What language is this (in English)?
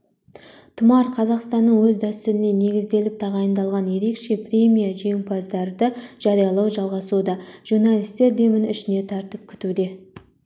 Kazakh